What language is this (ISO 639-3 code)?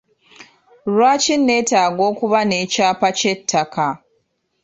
lug